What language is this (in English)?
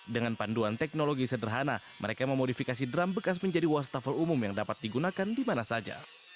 Indonesian